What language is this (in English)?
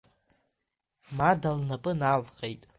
Abkhazian